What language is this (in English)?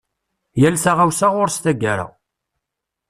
Kabyle